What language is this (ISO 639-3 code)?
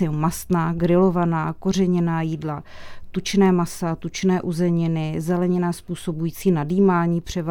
ces